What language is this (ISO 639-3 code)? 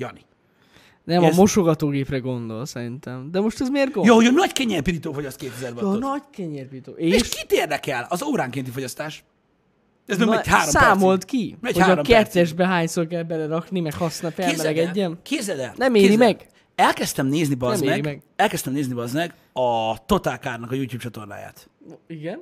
hun